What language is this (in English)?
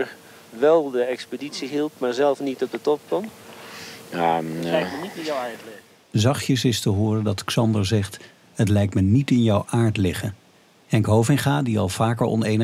Dutch